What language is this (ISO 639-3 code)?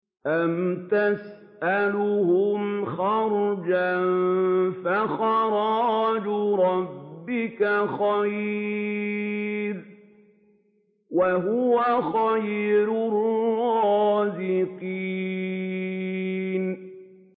ara